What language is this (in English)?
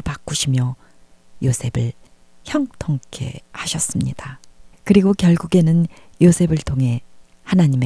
Korean